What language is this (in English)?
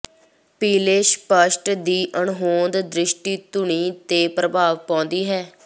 Punjabi